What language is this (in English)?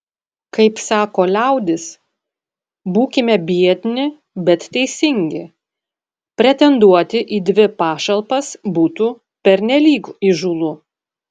Lithuanian